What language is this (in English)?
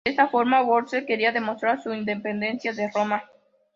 Spanish